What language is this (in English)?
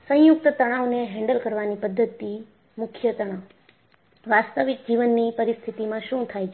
Gujarati